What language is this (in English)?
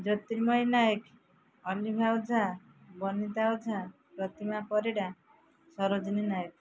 Odia